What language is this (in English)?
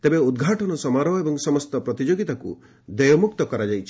Odia